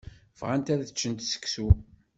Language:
Kabyle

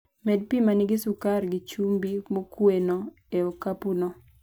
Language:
Luo (Kenya and Tanzania)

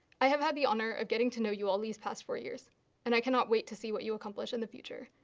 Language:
English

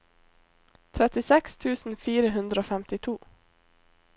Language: Norwegian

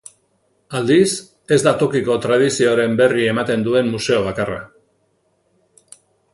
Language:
Basque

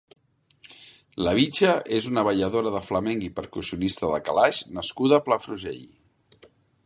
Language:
Catalan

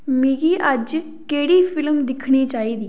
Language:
Dogri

